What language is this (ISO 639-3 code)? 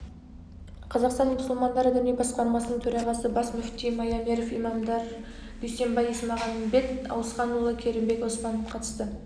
kaz